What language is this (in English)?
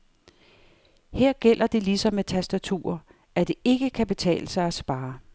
Danish